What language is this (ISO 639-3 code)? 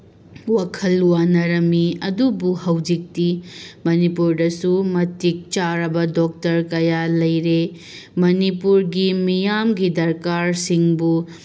mni